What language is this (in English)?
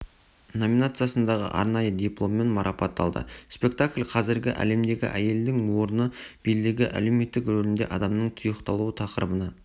Kazakh